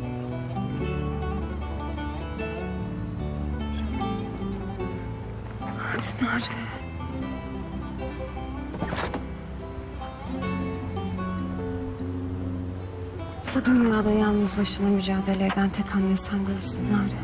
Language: Turkish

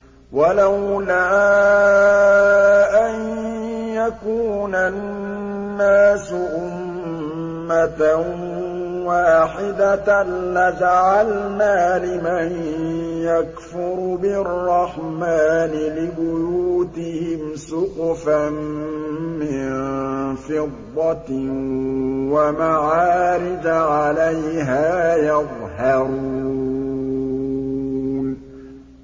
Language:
Arabic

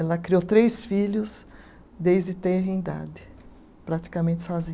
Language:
Portuguese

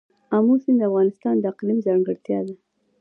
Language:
Pashto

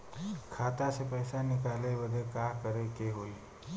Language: Bhojpuri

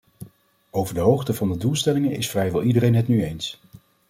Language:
Dutch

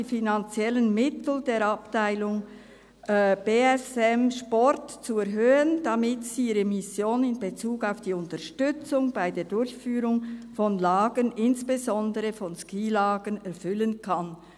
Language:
Swiss German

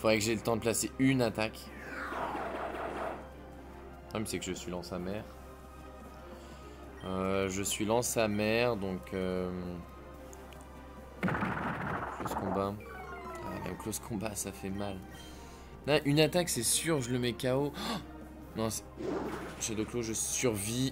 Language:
French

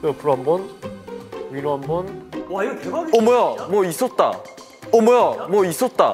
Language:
Korean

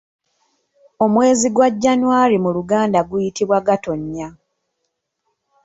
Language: Ganda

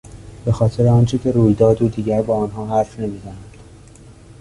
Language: Persian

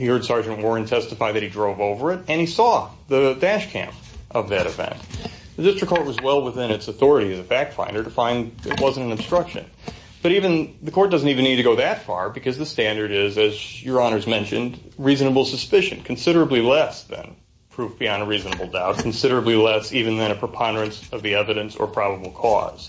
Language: English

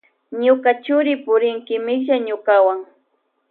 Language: Loja Highland Quichua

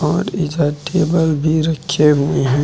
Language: Hindi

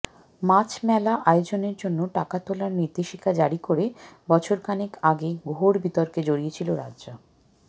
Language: Bangla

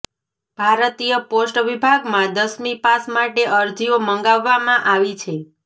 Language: Gujarati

